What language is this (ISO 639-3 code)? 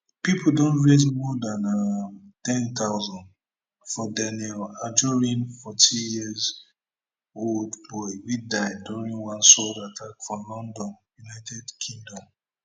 pcm